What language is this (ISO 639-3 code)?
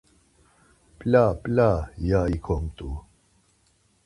lzz